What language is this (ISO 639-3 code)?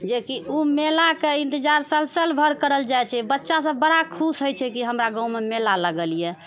mai